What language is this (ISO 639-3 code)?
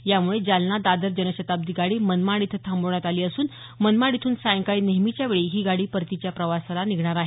mar